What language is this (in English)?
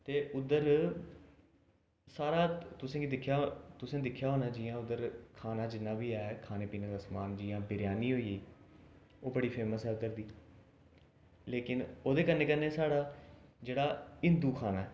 Dogri